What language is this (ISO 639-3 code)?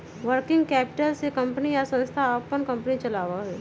mag